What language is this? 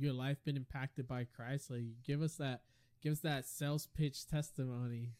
English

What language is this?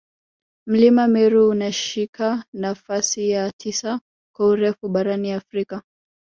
Swahili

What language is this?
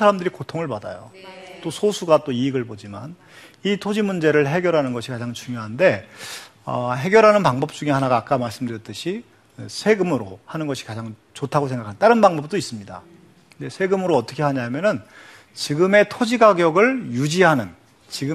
Korean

